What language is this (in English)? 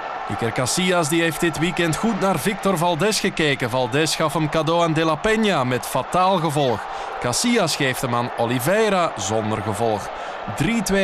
Dutch